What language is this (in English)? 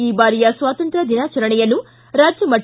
Kannada